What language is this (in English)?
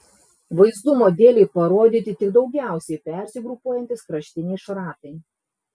Lithuanian